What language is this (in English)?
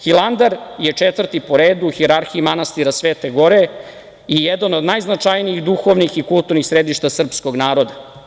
Serbian